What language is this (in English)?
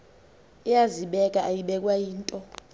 Xhosa